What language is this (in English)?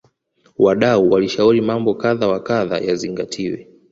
Swahili